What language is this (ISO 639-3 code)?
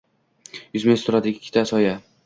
uzb